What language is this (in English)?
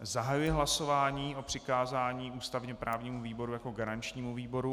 Czech